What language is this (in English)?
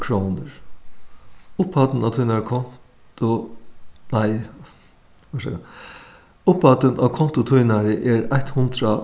Faroese